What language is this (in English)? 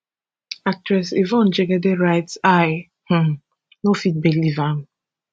Nigerian Pidgin